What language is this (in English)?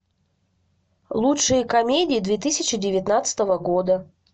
Russian